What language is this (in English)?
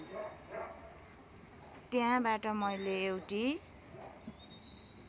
Nepali